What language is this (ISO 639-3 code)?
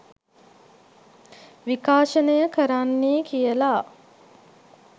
sin